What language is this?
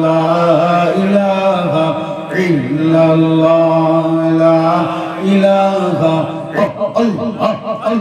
Arabic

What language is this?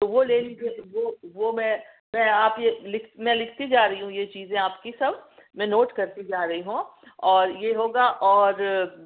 Urdu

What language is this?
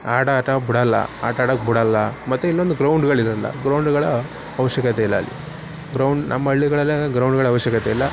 Kannada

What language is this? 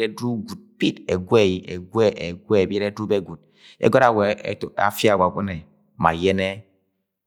Agwagwune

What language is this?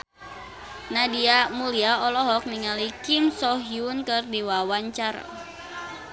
Sundanese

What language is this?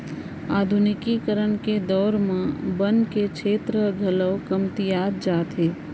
Chhattisgarhi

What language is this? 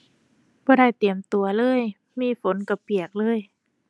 Thai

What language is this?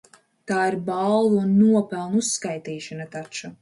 Latvian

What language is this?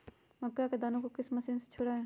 Magahi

